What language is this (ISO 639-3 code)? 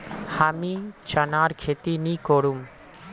mag